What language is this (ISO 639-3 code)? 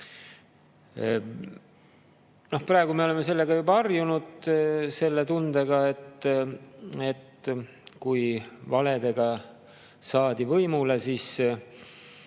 est